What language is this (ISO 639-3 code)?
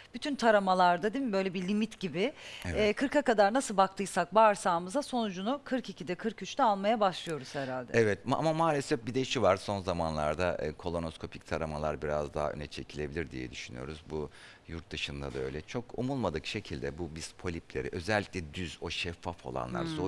tur